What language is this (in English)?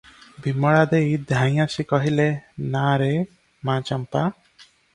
Odia